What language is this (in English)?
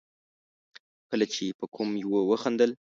Pashto